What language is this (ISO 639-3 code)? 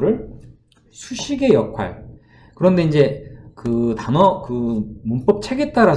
kor